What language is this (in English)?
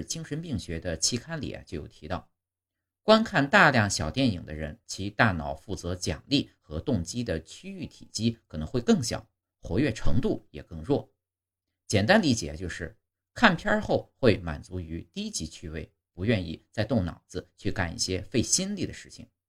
Chinese